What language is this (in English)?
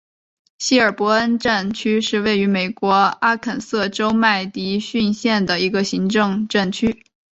Chinese